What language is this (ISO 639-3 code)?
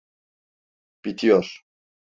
tur